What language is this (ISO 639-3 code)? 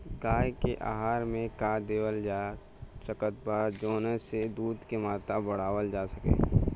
bho